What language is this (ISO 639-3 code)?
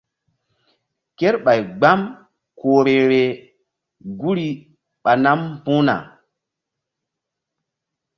mdd